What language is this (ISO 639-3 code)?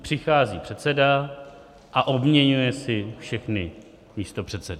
ces